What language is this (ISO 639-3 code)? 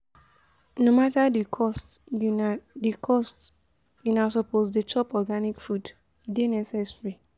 pcm